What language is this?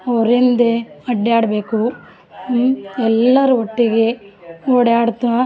Kannada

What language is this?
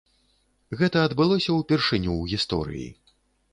Belarusian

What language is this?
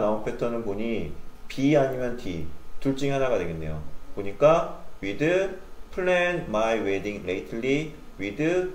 Korean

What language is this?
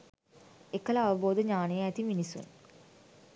Sinhala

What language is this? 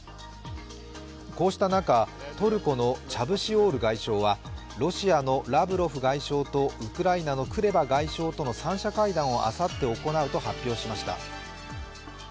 Japanese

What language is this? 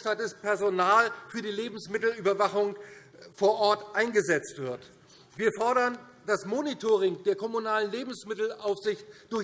German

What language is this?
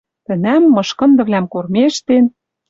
Western Mari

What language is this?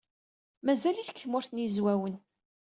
Kabyle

